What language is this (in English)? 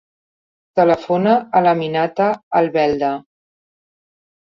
Catalan